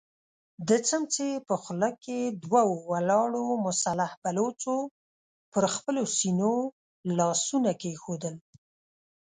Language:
Pashto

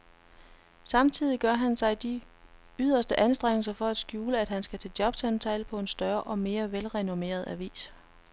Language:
Danish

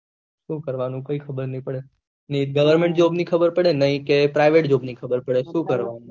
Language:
Gujarati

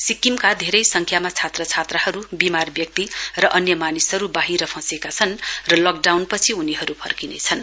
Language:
Nepali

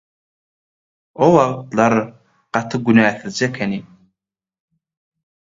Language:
Turkmen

